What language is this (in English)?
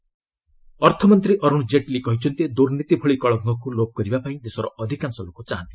Odia